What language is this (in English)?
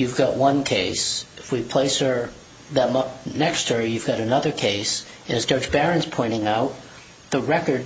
English